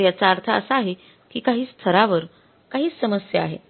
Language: Marathi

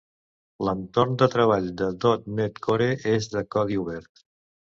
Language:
Catalan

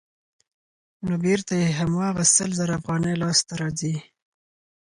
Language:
Pashto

